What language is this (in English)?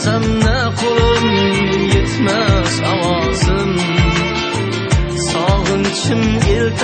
Arabic